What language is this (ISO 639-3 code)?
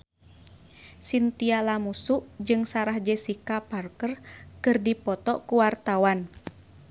sun